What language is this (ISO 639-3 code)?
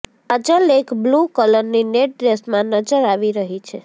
guj